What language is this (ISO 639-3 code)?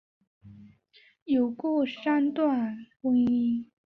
zho